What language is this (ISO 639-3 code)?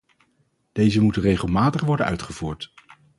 nld